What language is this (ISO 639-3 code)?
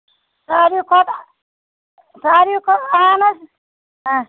kas